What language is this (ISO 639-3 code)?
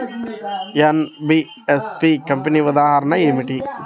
tel